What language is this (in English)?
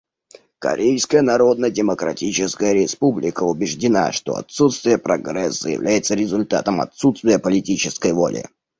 Russian